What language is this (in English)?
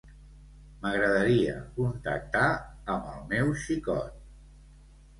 Catalan